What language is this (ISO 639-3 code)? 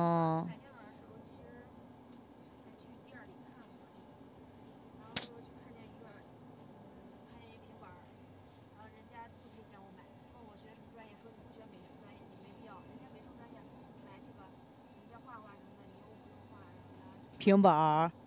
zho